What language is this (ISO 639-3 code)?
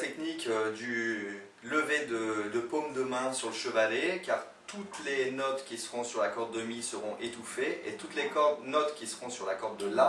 fra